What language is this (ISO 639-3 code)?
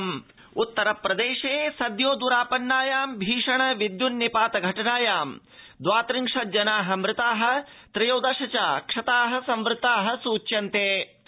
san